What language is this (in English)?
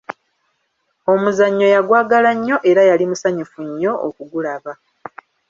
Ganda